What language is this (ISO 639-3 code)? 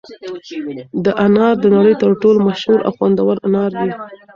pus